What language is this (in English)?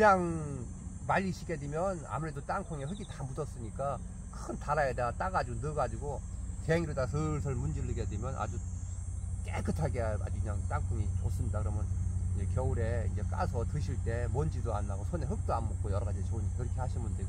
Korean